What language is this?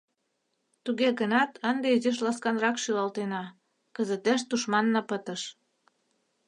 Mari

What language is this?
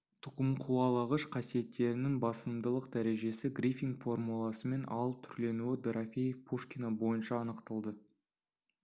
Kazakh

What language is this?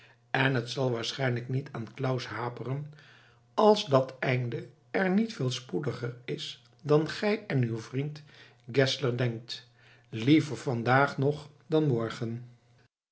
Dutch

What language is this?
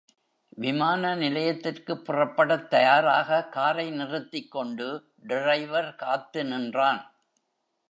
Tamil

